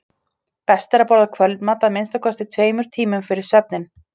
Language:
Icelandic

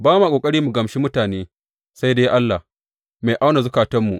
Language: Hausa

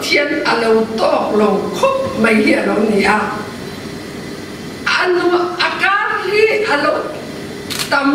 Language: Romanian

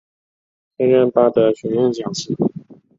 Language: Chinese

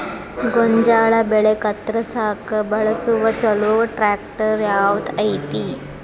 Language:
Kannada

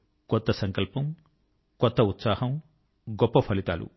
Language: Telugu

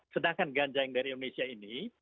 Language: Indonesian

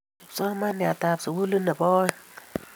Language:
Kalenjin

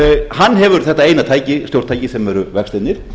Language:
Icelandic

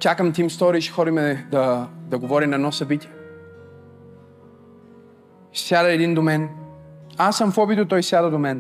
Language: Bulgarian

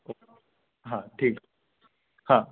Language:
Sindhi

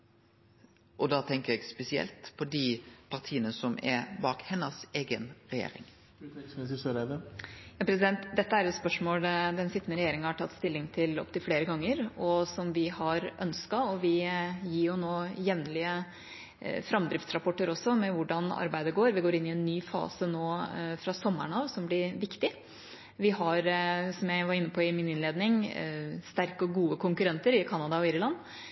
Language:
Norwegian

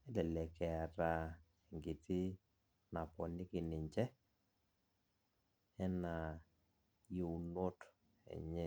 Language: Masai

